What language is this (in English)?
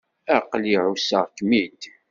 Kabyle